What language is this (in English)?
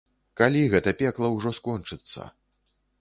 Belarusian